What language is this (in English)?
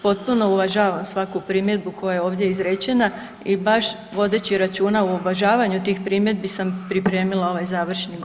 Croatian